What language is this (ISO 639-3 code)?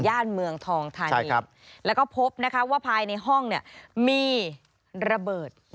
tha